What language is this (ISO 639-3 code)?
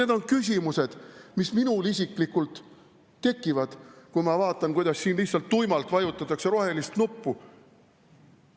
est